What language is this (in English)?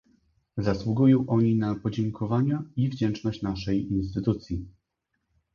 Polish